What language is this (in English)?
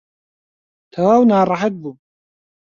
Central Kurdish